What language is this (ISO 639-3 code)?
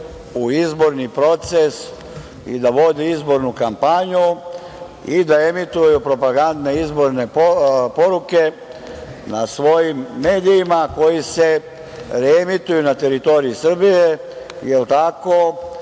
srp